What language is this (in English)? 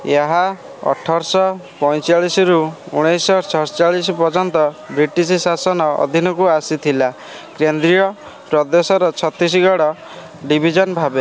Odia